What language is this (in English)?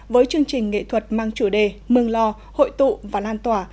Vietnamese